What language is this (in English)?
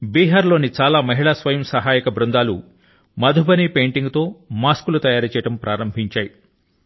Telugu